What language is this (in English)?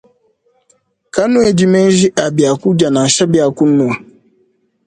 Luba-Lulua